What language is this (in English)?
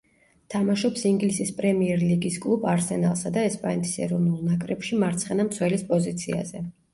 Georgian